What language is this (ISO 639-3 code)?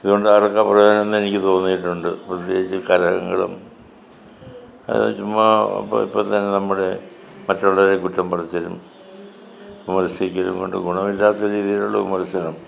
mal